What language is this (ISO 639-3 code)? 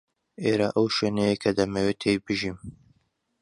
ckb